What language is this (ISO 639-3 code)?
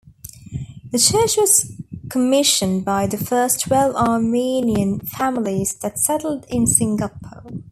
eng